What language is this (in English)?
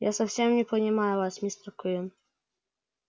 Russian